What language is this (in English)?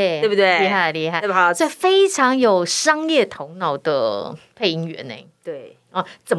Chinese